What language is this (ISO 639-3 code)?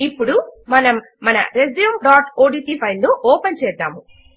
tel